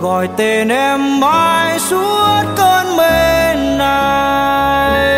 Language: Vietnamese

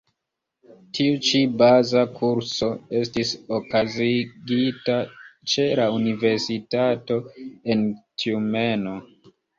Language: Esperanto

